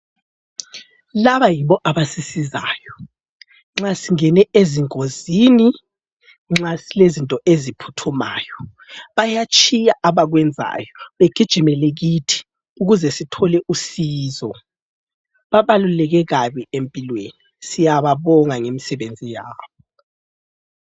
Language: North Ndebele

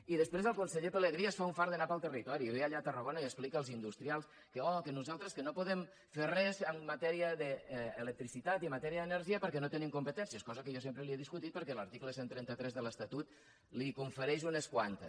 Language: Catalan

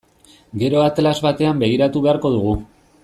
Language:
Basque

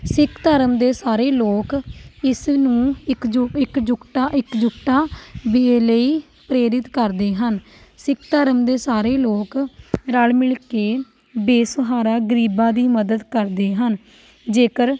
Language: Punjabi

